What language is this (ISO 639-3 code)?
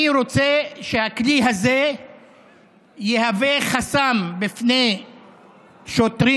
heb